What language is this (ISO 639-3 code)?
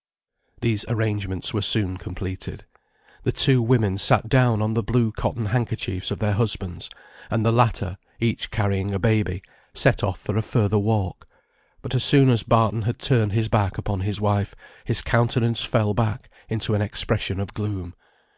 eng